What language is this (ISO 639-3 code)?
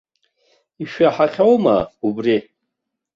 abk